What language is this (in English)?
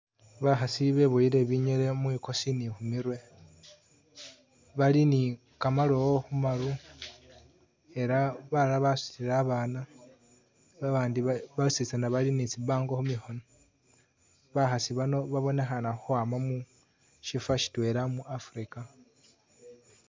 Masaaba